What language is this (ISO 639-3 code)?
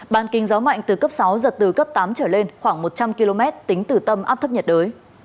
vie